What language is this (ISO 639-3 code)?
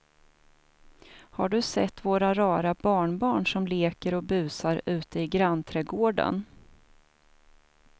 swe